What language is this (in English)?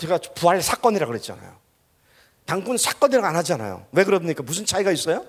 Korean